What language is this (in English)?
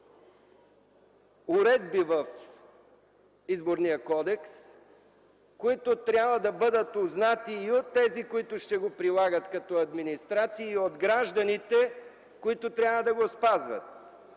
Bulgarian